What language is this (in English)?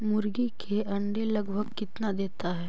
Magahi